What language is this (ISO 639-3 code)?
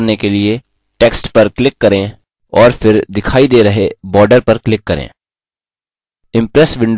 hin